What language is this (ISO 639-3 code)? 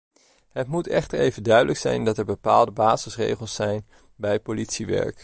nld